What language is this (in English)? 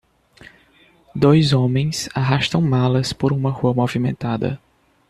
Portuguese